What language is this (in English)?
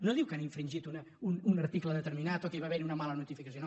Catalan